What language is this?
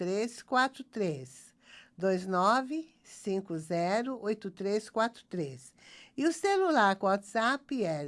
Portuguese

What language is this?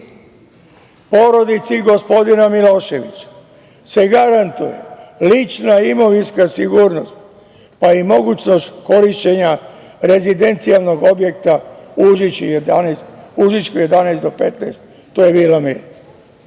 Serbian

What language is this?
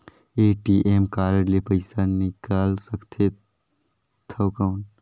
Chhattisgarhi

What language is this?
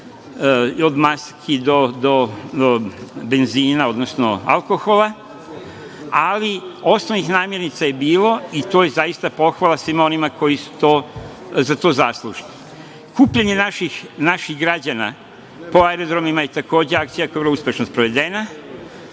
Serbian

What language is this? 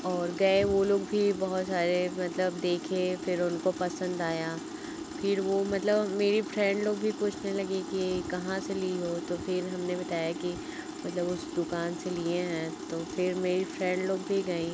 Hindi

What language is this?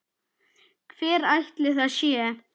Icelandic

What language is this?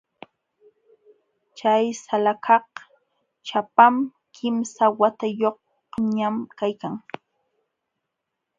Jauja Wanca Quechua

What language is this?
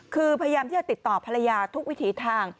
Thai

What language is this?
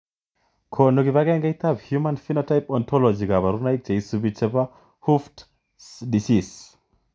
Kalenjin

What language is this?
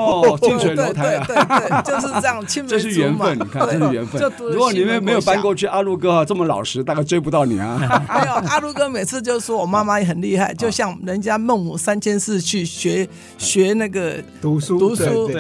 Chinese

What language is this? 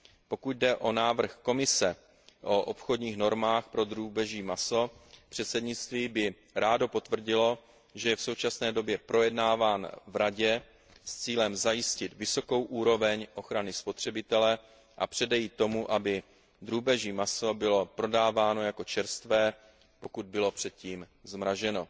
Czech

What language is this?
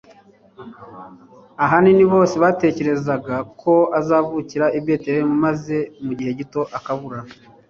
Kinyarwanda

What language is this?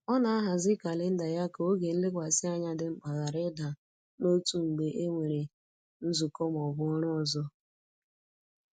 Igbo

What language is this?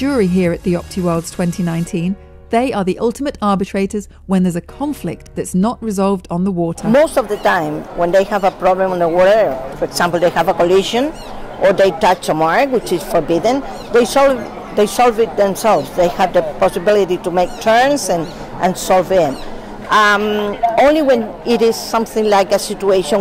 English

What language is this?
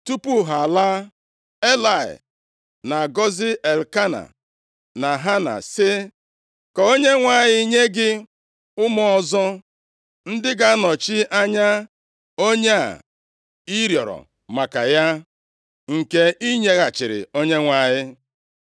Igbo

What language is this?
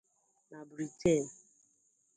Igbo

